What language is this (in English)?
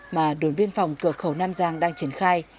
Vietnamese